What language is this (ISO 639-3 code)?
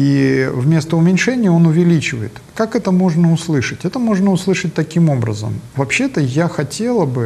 rus